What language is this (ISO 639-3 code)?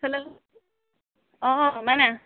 asm